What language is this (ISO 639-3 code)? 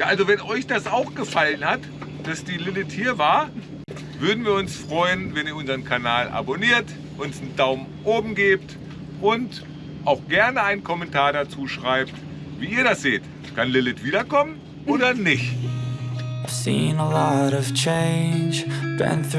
deu